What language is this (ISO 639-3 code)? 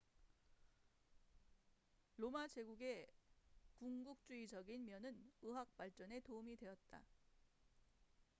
kor